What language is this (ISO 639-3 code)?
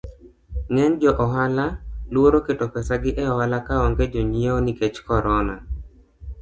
luo